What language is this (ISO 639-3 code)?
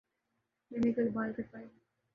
urd